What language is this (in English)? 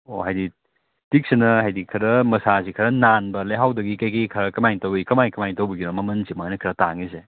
Manipuri